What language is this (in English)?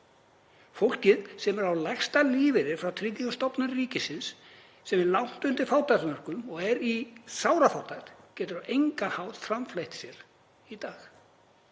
Icelandic